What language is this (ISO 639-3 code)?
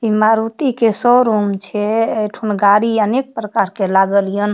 mai